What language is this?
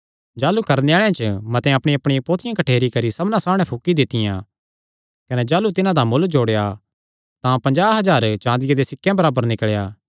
Kangri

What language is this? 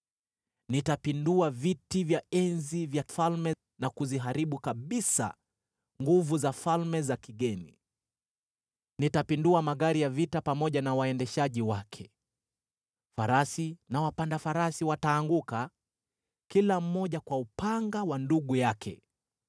Swahili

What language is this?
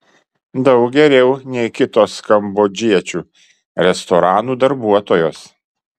Lithuanian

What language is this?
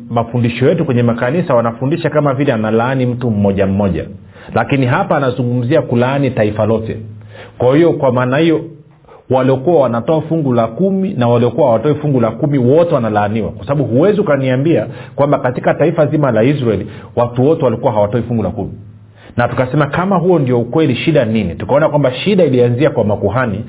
Swahili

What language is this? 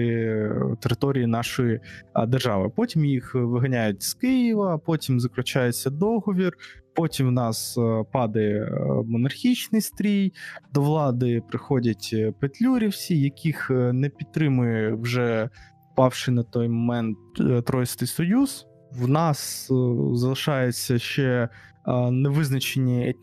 Ukrainian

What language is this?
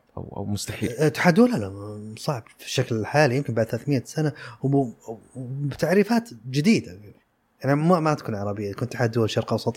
Arabic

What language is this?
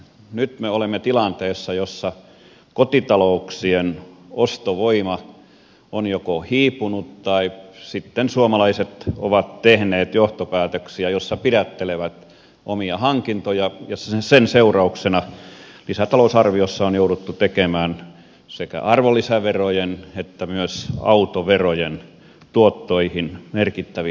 Finnish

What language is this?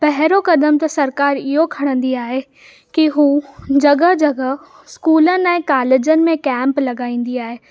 Sindhi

